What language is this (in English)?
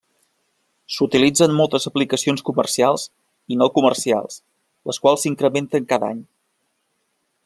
Catalan